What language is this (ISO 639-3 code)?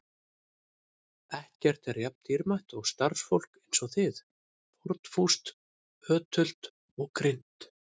isl